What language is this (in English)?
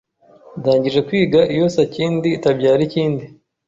Kinyarwanda